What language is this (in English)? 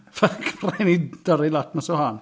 Welsh